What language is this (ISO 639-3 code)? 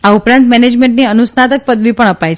guj